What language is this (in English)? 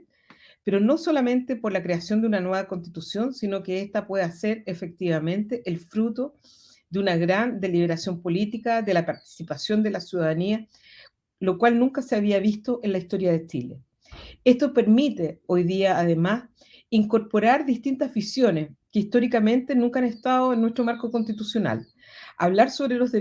Spanish